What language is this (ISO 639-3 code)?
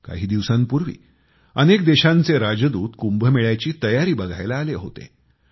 mar